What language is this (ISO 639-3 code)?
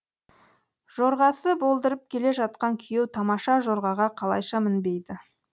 kaz